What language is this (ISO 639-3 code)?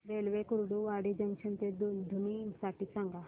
mar